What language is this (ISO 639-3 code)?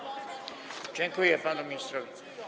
pol